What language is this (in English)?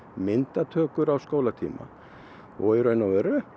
Icelandic